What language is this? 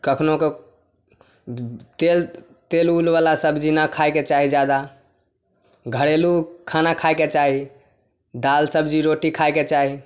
Maithili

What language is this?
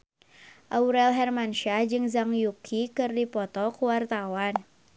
Sundanese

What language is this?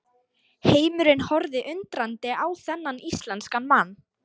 Icelandic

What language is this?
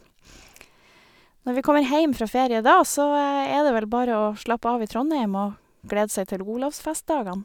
Norwegian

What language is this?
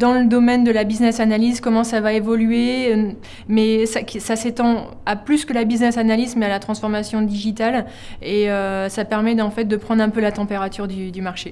French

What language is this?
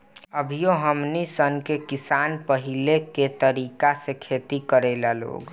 Bhojpuri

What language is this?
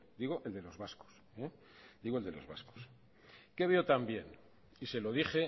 Spanish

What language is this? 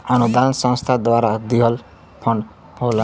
Bhojpuri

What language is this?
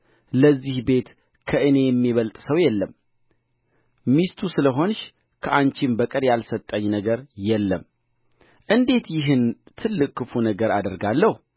Amharic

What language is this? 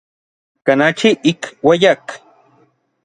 Orizaba Nahuatl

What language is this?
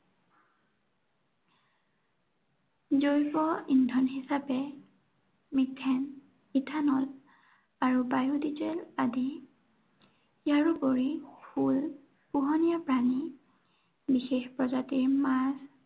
Assamese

